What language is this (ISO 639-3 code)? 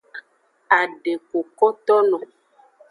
ajg